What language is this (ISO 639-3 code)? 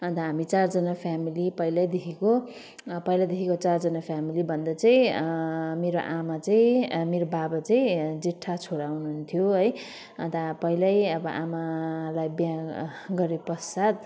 nep